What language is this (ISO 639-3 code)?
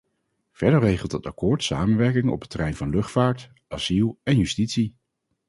nld